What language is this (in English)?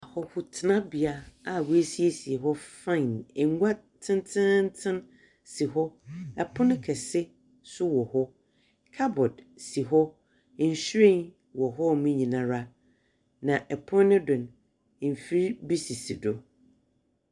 Akan